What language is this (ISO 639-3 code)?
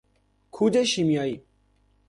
fas